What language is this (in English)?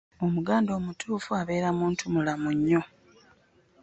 Ganda